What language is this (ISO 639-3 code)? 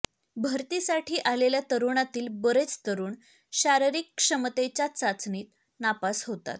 mar